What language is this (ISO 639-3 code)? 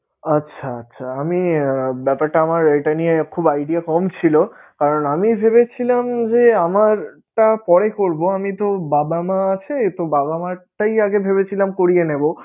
ben